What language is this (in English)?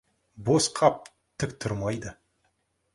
Kazakh